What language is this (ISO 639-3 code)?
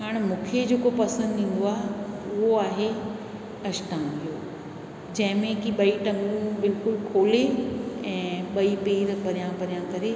snd